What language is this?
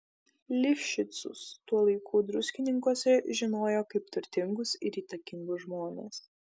Lithuanian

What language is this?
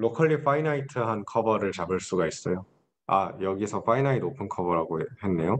Korean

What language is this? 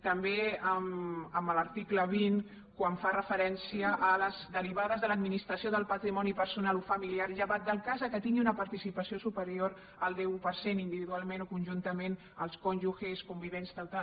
Catalan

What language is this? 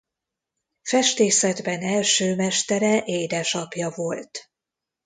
Hungarian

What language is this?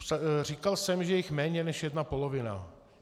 Czech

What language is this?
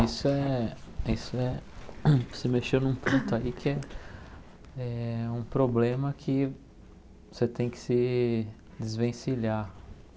Portuguese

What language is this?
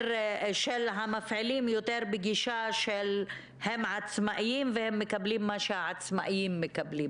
Hebrew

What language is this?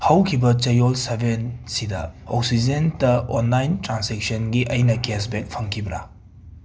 Manipuri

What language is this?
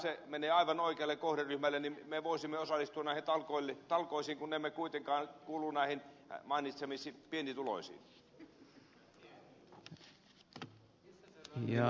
Finnish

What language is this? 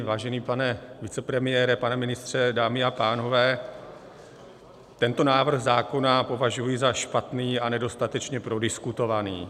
Czech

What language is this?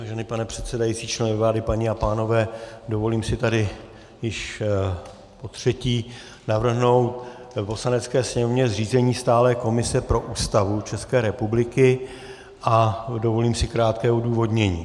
Czech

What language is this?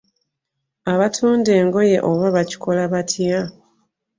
Ganda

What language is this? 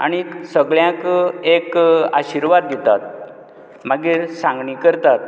Konkani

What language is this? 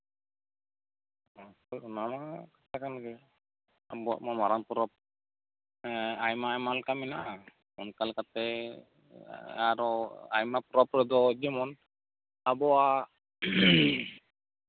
Santali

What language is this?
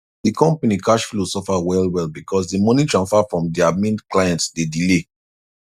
Nigerian Pidgin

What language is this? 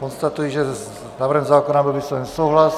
Czech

